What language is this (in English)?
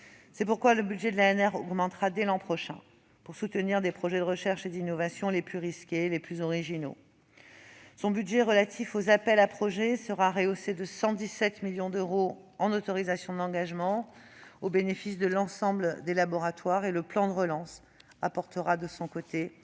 French